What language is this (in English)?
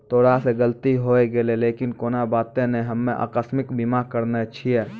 Maithili